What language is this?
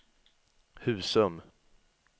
Swedish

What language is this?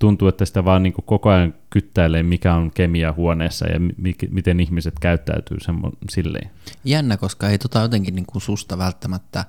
Finnish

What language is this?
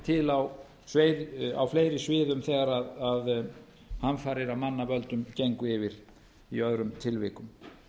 Icelandic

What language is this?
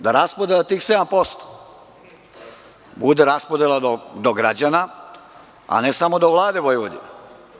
Serbian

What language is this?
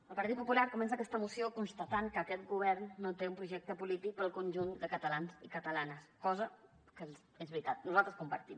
Catalan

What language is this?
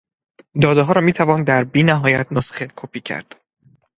Persian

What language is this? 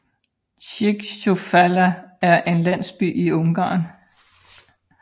Danish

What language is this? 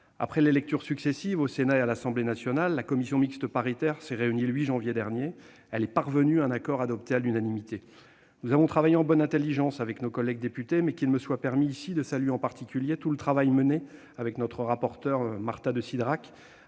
French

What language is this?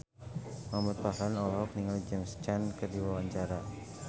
Sundanese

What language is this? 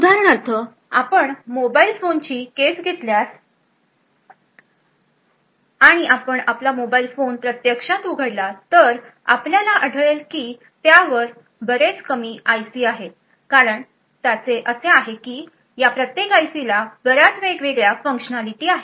Marathi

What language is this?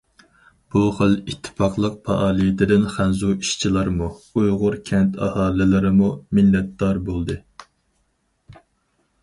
Uyghur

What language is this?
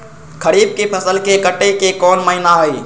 Magahi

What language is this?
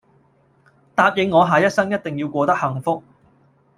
Cantonese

